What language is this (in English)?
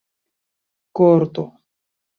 Esperanto